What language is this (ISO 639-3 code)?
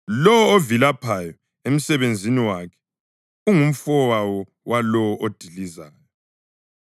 nde